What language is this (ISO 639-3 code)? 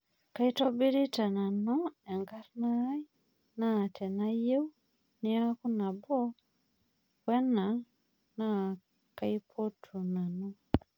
mas